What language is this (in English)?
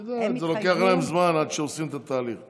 Hebrew